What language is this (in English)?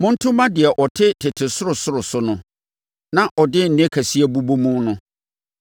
Akan